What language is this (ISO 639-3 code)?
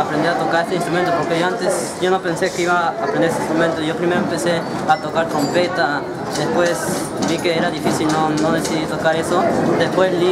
spa